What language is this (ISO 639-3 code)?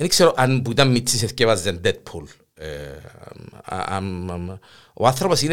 ell